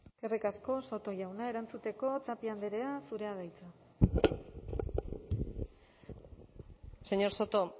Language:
Basque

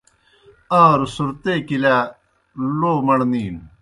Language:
Kohistani Shina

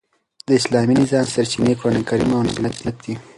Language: Pashto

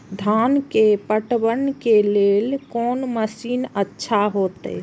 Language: Maithili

